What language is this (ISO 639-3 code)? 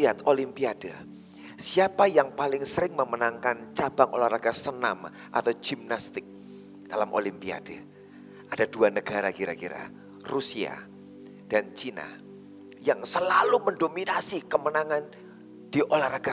ind